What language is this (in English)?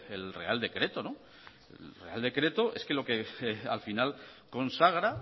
Spanish